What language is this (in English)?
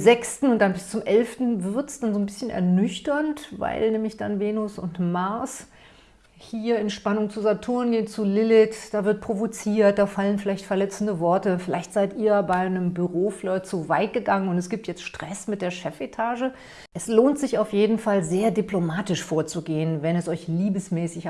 German